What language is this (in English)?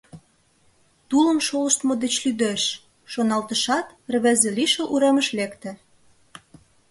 Mari